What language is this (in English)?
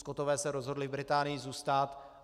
Czech